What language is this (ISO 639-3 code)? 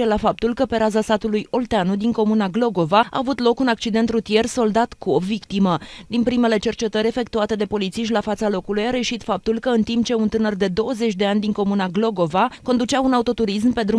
ron